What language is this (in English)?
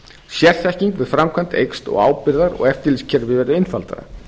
Icelandic